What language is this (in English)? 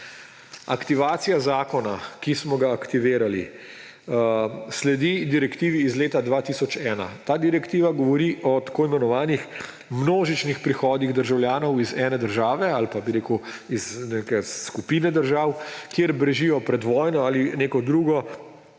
Slovenian